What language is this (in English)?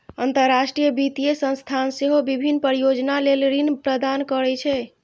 Maithili